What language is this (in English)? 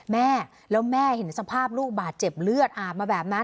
Thai